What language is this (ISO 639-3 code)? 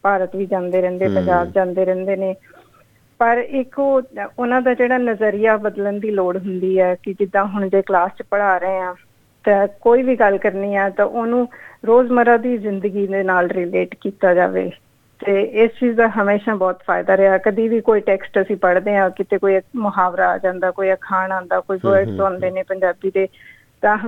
pan